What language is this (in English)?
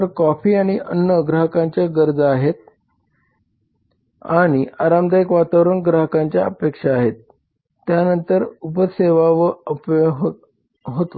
Marathi